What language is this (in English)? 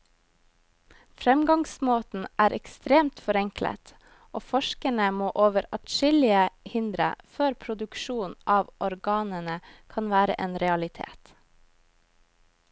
Norwegian